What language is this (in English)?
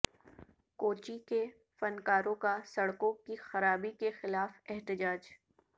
Urdu